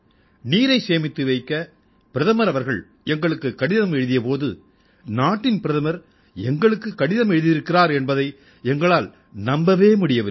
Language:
Tamil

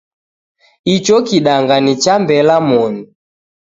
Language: Taita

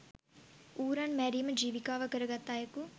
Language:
Sinhala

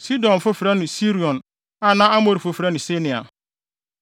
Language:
Akan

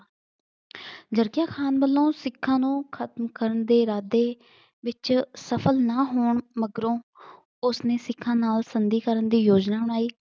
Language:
Punjabi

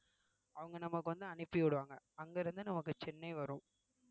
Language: Tamil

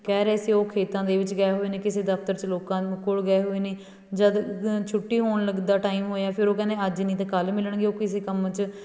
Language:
Punjabi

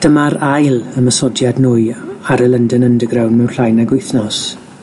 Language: Welsh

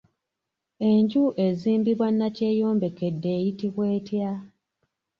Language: Ganda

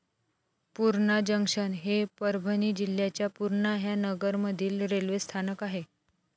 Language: Marathi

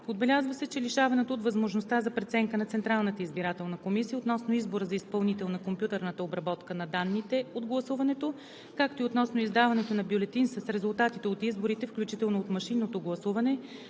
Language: Bulgarian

